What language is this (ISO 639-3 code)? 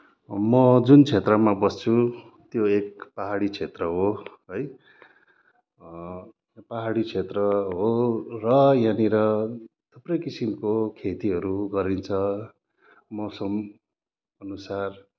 nep